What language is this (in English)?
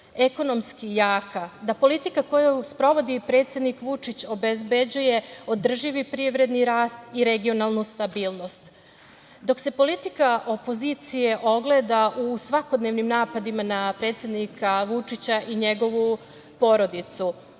Serbian